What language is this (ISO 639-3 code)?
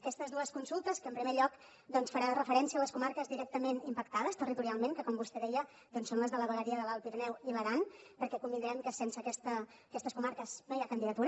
cat